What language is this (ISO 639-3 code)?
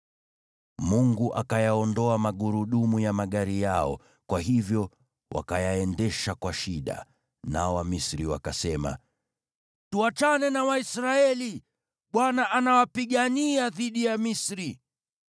swa